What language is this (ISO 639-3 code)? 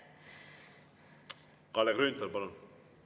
est